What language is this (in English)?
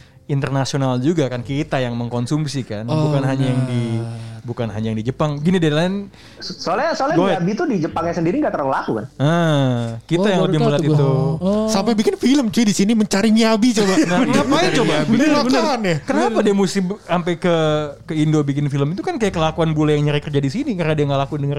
Indonesian